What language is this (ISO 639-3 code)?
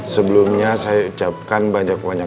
ind